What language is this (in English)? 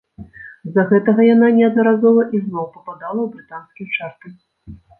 Belarusian